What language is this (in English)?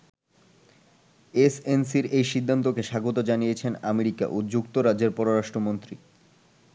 Bangla